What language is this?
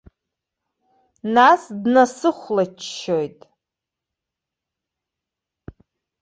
Abkhazian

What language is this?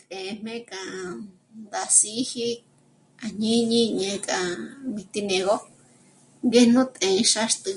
Michoacán Mazahua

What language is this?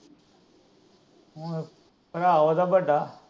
Punjabi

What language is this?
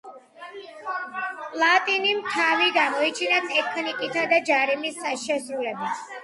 Georgian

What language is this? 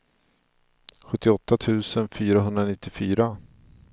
Swedish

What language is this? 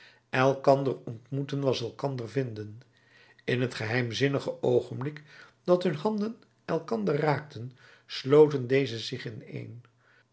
Dutch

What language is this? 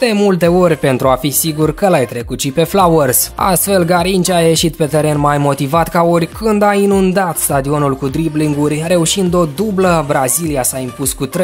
Romanian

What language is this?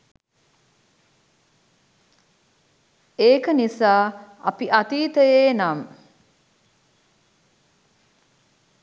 Sinhala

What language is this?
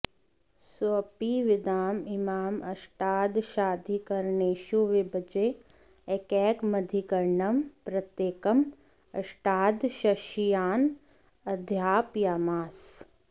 Sanskrit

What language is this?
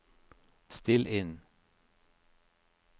Norwegian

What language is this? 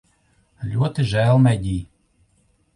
Latvian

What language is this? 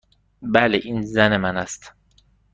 Persian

